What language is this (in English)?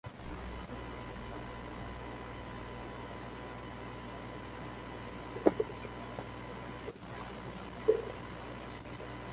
Central Kurdish